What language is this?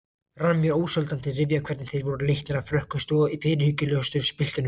Icelandic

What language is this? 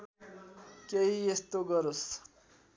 Nepali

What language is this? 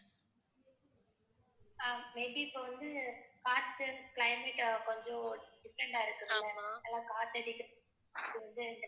Tamil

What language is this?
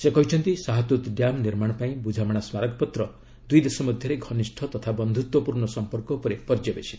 Odia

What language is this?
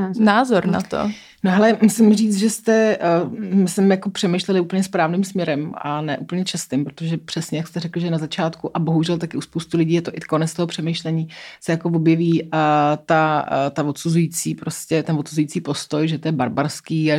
Czech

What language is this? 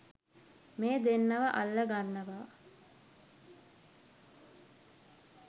Sinhala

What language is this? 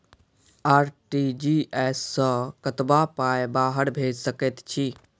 Maithili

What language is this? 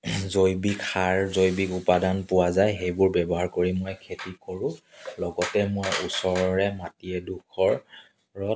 Assamese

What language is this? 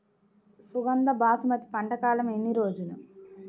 Telugu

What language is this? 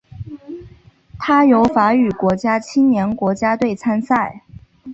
Chinese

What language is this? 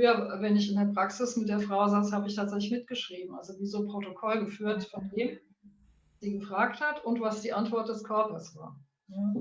German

